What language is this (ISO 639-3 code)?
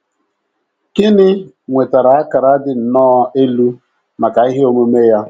ibo